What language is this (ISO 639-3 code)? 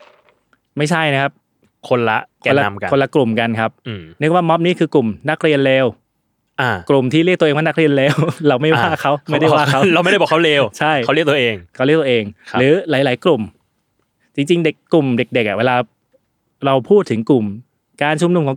tha